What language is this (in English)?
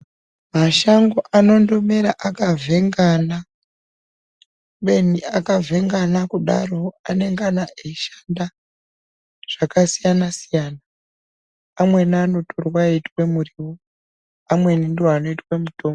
Ndau